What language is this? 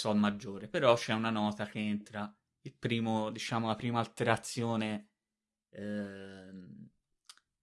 Italian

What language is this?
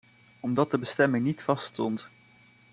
Dutch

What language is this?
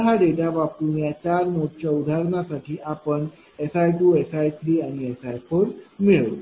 Marathi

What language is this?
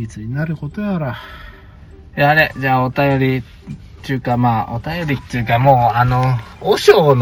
Japanese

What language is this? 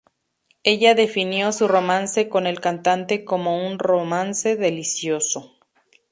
Spanish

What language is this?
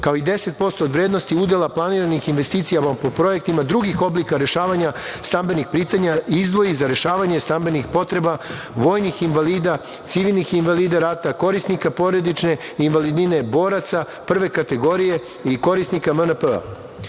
Serbian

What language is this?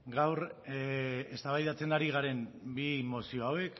Basque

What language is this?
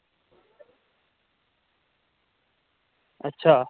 Dogri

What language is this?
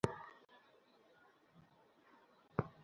Bangla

